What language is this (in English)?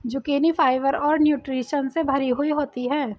Hindi